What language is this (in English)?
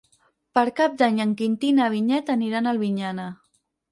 Catalan